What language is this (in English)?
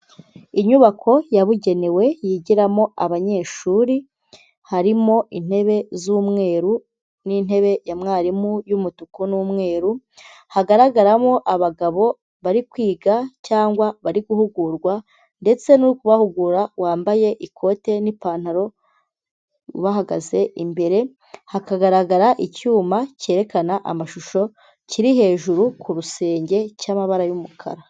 Kinyarwanda